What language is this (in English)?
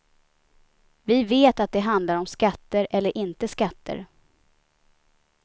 Swedish